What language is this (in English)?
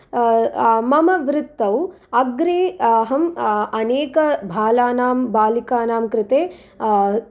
Sanskrit